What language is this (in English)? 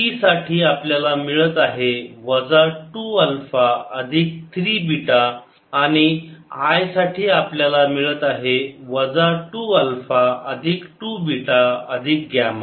Marathi